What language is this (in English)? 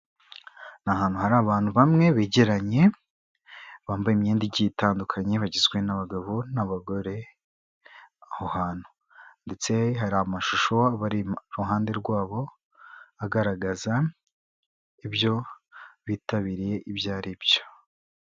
Kinyarwanda